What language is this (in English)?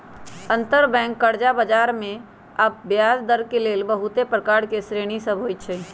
Magahi